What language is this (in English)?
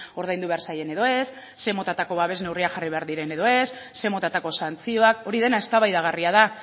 Basque